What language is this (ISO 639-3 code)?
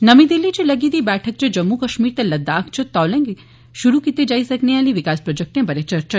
doi